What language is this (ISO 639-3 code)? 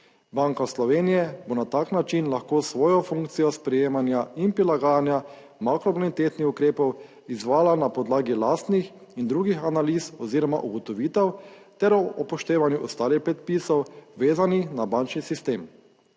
slv